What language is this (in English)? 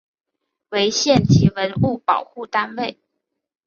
Chinese